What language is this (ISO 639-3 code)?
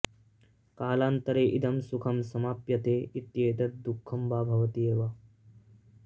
san